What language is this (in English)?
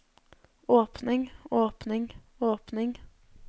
Norwegian